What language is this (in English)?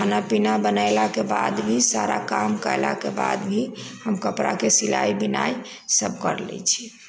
Maithili